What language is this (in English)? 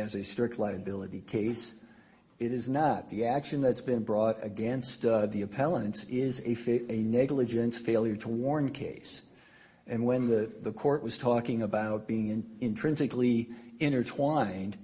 English